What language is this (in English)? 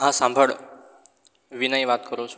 Gujarati